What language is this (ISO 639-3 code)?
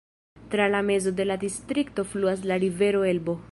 epo